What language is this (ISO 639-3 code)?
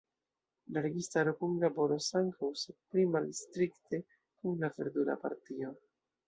epo